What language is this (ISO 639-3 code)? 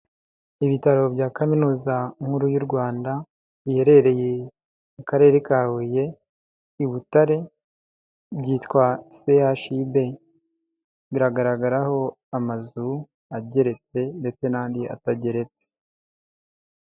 kin